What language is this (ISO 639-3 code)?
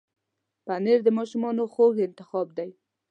pus